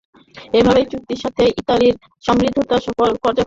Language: Bangla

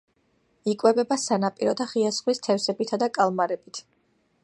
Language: Georgian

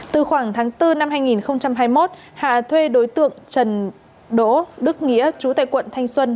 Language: Vietnamese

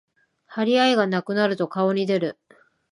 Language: Japanese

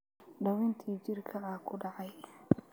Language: Somali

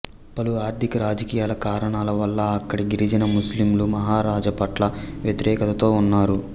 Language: Telugu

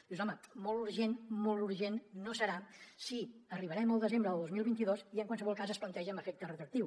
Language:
Catalan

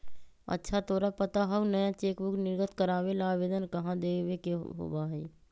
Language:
Magahi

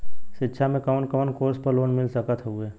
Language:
Bhojpuri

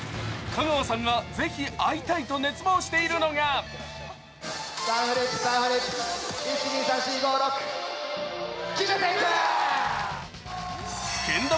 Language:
Japanese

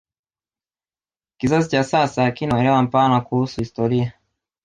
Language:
Swahili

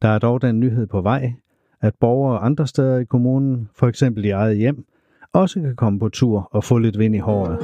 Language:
Danish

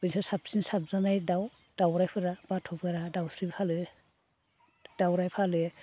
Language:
Bodo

